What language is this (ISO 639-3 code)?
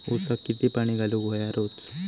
mar